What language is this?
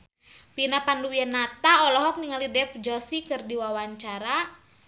Sundanese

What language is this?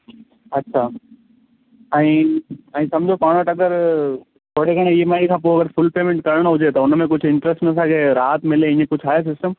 Sindhi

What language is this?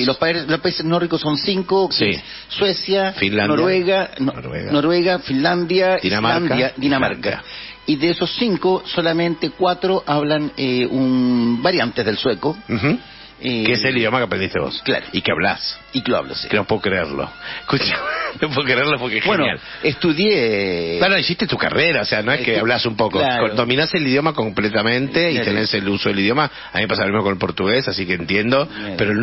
Spanish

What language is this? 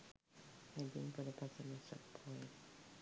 Sinhala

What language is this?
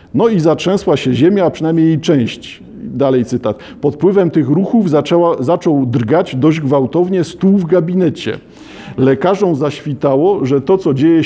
Polish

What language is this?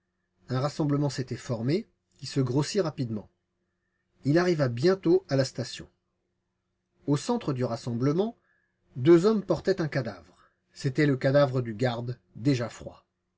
French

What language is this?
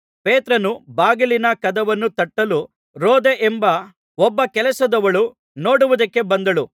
Kannada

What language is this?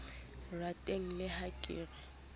Southern Sotho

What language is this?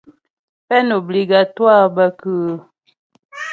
Ghomala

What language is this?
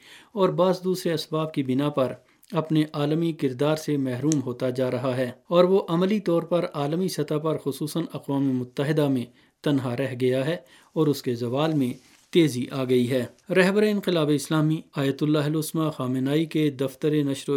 Urdu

